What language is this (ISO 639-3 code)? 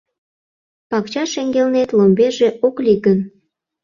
chm